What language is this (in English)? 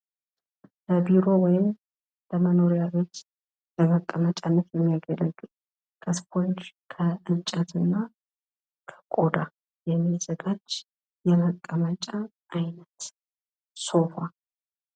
Amharic